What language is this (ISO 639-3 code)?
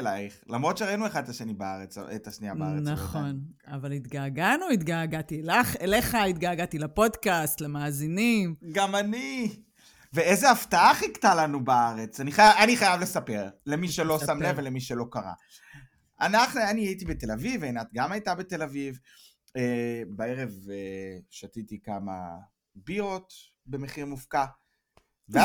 heb